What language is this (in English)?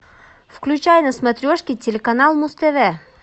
Russian